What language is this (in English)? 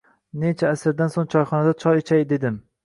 Uzbek